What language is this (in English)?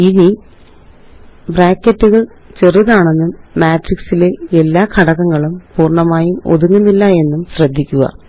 Malayalam